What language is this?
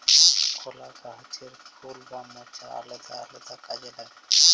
Bangla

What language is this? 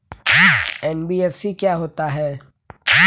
Hindi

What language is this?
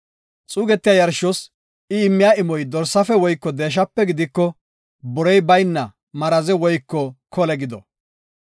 Gofa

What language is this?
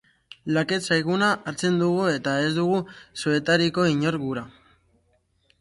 Basque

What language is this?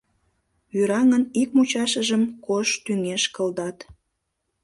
Mari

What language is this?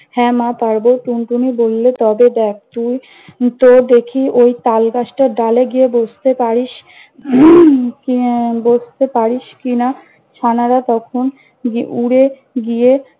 Bangla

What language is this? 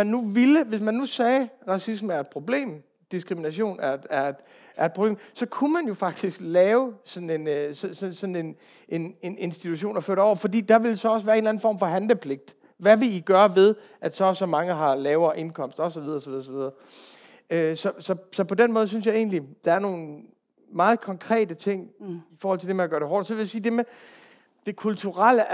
Danish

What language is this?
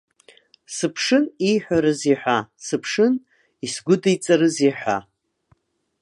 Abkhazian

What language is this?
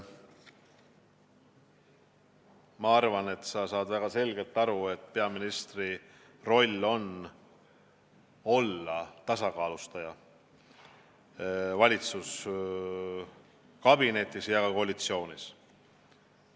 Estonian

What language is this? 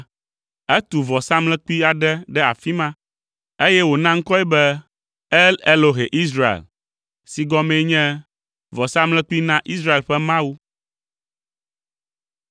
Ewe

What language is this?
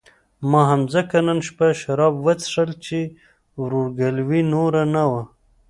Pashto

